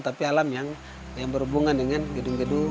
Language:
Indonesian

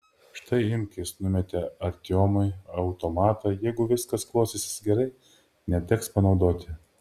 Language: Lithuanian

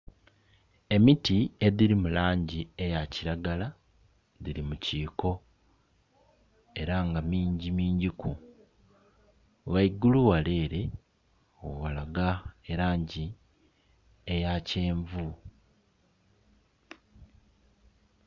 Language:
Soga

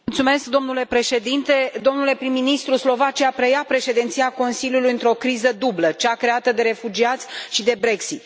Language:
Romanian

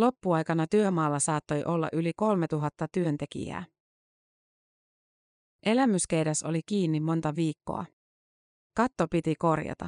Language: Finnish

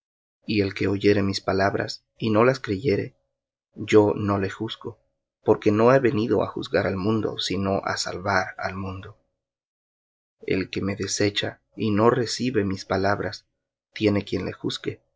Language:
Spanish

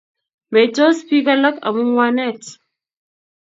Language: Kalenjin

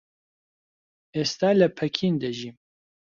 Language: Central Kurdish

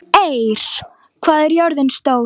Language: Icelandic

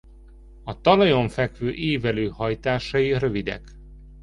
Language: Hungarian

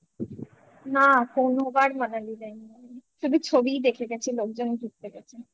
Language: Bangla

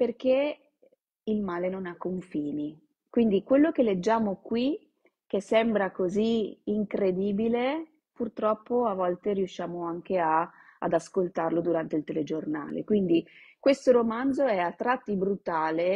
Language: Italian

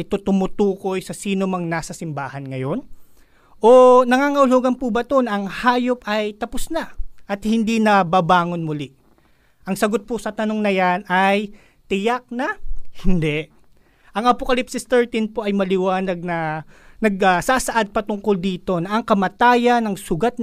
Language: Filipino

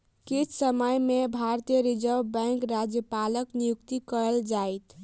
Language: Maithili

